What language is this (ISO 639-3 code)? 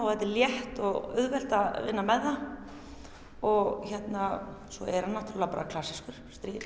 isl